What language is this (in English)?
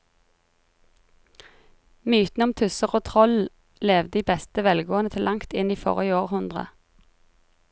Norwegian